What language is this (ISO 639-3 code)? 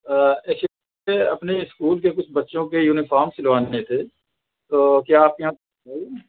urd